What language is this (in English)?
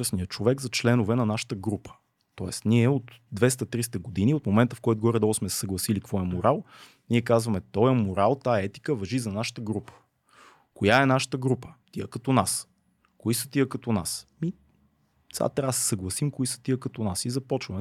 Bulgarian